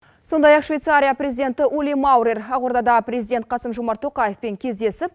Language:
Kazakh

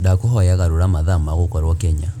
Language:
Kikuyu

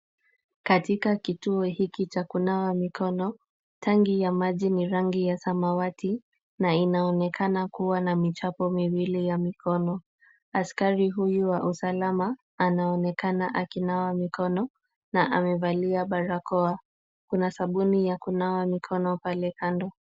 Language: Swahili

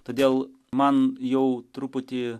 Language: Lithuanian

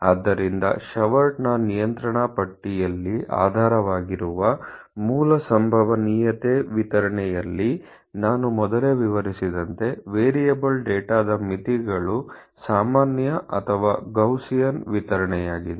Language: Kannada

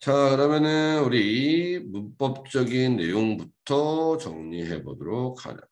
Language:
Korean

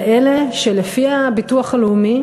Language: Hebrew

